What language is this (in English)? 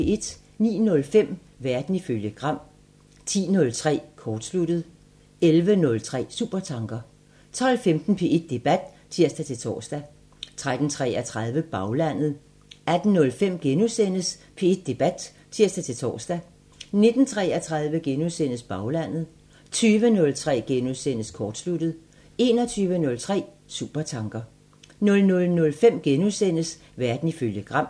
Danish